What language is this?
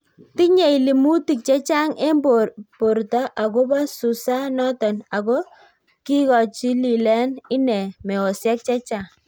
Kalenjin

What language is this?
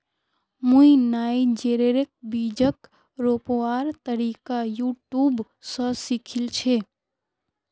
Magahi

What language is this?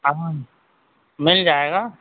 Urdu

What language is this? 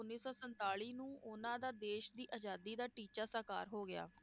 Punjabi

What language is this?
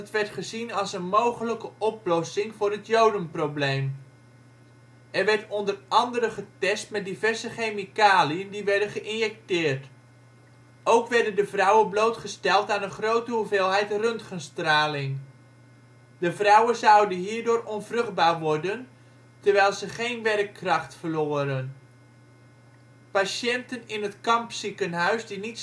Dutch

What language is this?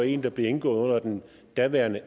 Danish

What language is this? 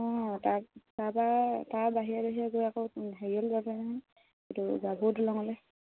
Assamese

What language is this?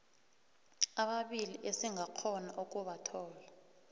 South Ndebele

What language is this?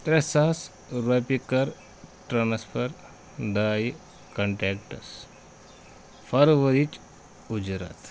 Kashmiri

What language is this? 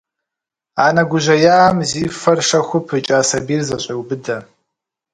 Kabardian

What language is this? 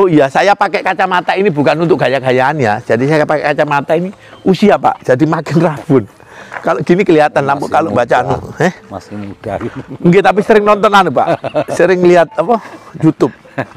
Indonesian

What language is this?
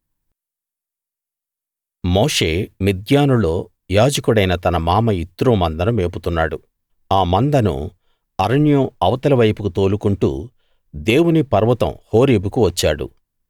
Telugu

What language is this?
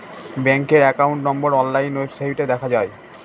Bangla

